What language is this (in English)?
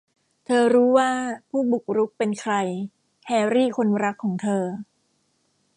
Thai